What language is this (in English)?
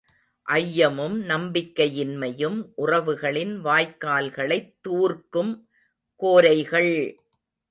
Tamil